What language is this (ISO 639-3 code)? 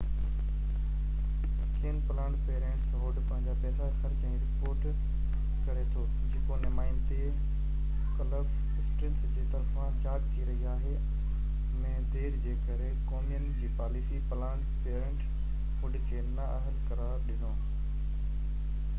snd